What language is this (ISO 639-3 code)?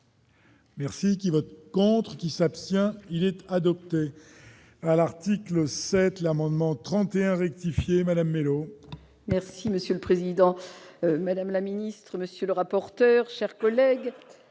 fra